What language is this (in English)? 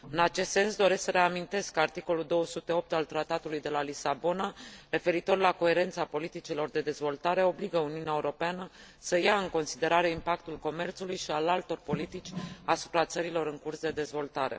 Romanian